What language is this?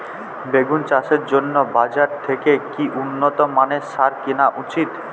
Bangla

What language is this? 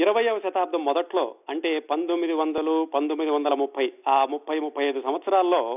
Telugu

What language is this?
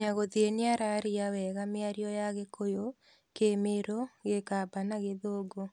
Kikuyu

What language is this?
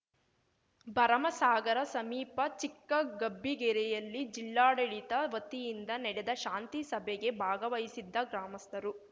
Kannada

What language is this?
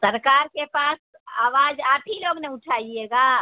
Urdu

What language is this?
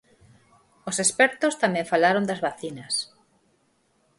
Galician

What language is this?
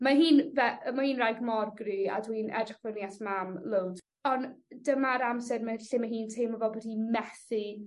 Welsh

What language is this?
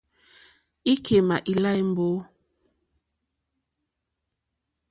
Mokpwe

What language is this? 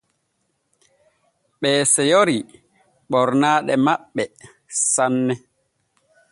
Borgu Fulfulde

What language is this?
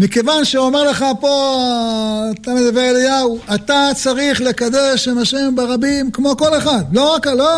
Hebrew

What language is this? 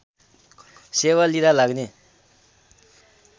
Nepali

